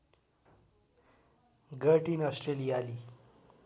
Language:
Nepali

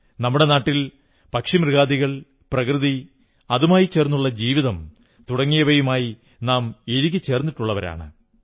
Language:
Malayalam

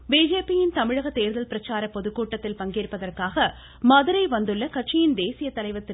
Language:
Tamil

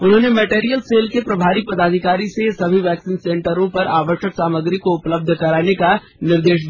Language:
Hindi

